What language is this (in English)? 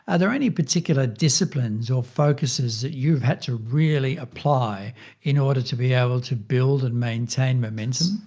English